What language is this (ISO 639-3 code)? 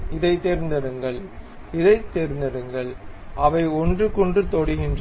tam